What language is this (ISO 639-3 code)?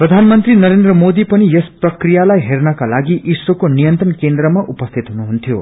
nep